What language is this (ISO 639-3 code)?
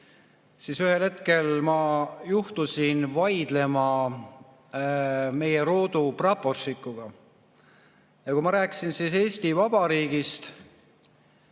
est